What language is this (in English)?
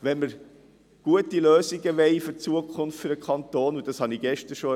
Swiss German